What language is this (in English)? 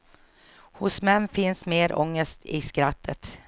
Swedish